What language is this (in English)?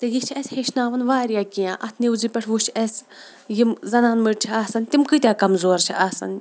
Kashmiri